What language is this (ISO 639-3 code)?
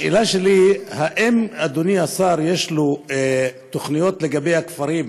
heb